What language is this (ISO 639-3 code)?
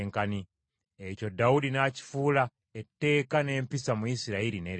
lug